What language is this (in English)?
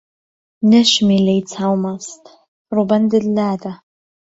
Central Kurdish